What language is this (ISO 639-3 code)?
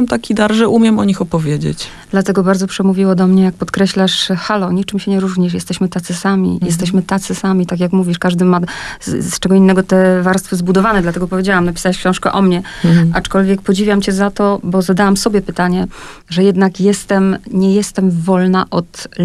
pol